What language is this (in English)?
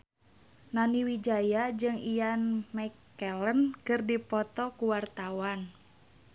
Sundanese